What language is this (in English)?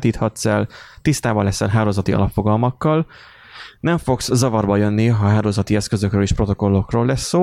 Hungarian